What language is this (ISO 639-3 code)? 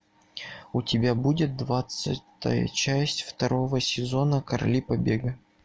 rus